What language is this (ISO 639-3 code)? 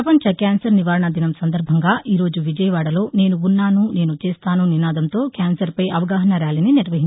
tel